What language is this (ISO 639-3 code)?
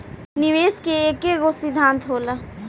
bho